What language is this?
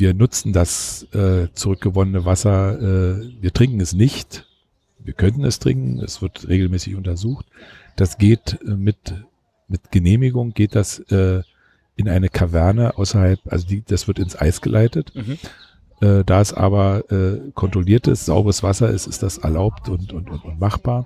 German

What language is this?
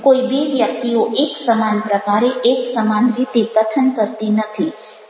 Gujarati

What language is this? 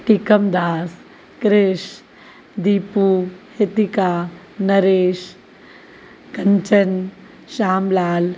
Sindhi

